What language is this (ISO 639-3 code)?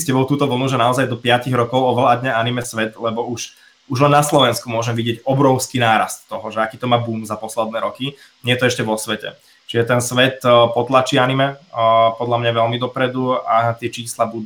slk